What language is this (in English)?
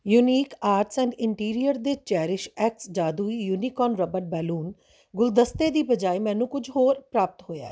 Punjabi